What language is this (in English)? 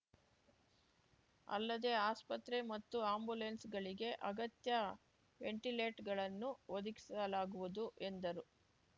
Kannada